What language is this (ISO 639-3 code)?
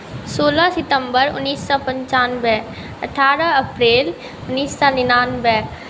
mai